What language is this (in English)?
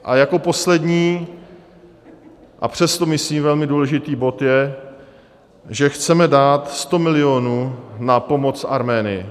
Czech